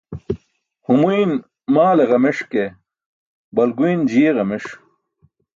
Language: Burushaski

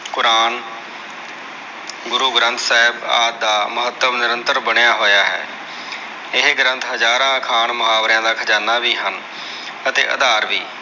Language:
Punjabi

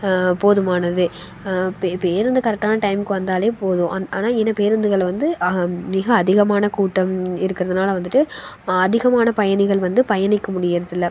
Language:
Tamil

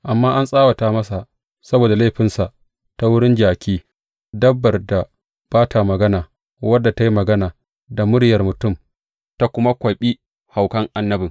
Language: Hausa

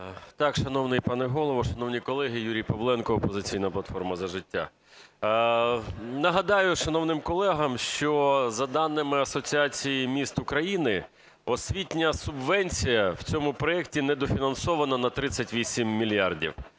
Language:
Ukrainian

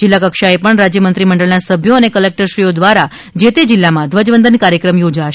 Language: Gujarati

